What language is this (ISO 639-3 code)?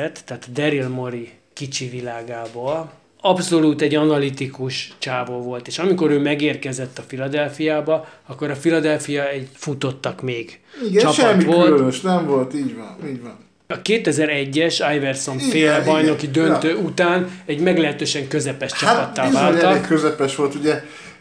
hun